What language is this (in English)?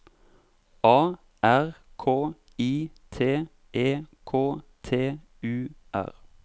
Norwegian